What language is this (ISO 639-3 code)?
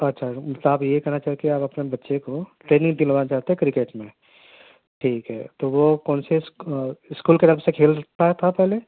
urd